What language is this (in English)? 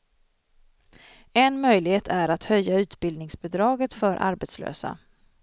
Swedish